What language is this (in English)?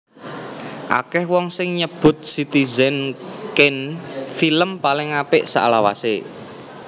Javanese